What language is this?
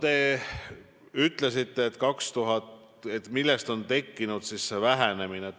Estonian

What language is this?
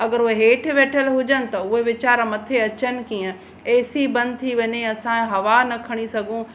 Sindhi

